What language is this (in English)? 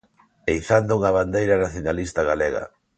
Galician